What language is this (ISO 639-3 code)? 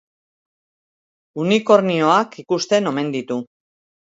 eus